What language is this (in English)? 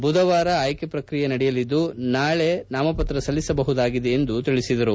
Kannada